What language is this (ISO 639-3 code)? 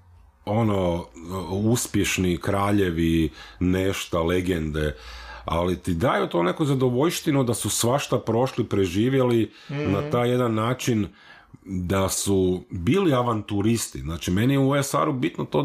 hrv